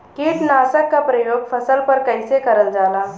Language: Bhojpuri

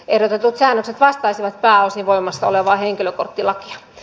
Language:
Finnish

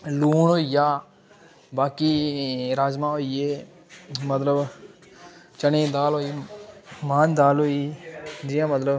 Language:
Dogri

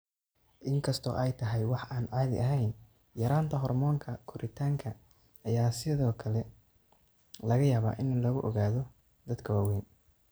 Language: Somali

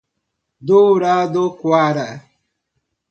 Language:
Portuguese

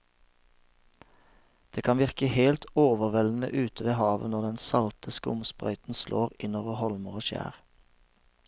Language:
Norwegian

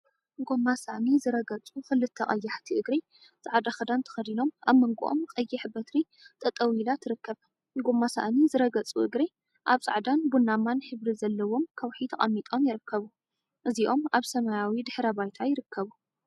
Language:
Tigrinya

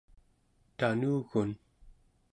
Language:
Central Yupik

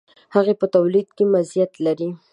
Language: Pashto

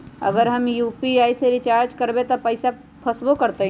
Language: Magahi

